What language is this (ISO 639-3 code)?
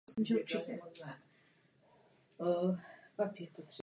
ces